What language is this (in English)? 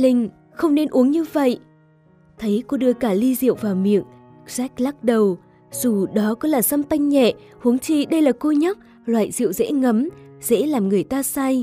Vietnamese